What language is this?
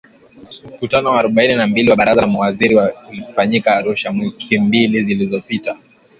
Swahili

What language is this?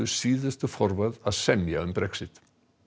Icelandic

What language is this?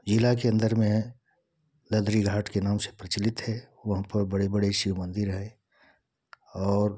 Hindi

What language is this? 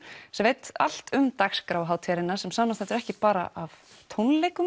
Icelandic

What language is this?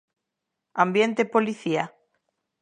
Galician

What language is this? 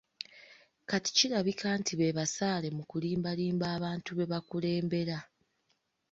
Ganda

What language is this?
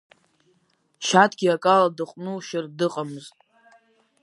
Abkhazian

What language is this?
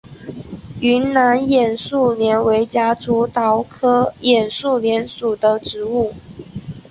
Chinese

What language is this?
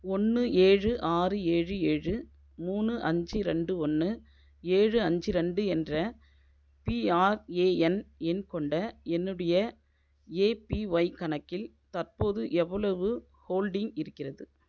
Tamil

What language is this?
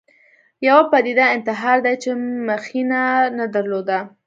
Pashto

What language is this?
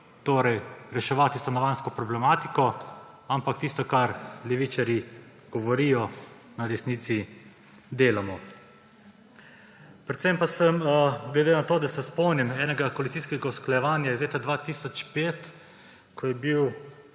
Slovenian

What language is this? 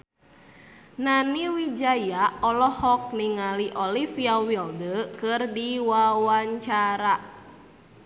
Sundanese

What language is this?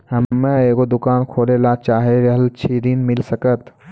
Maithili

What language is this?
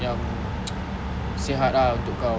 English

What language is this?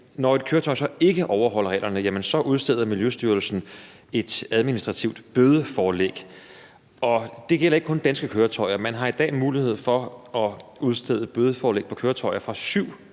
Danish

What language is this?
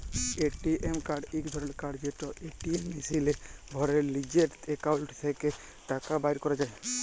Bangla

